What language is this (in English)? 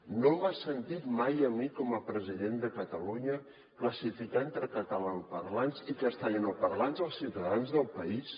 Catalan